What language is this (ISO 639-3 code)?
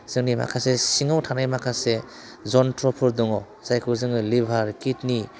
brx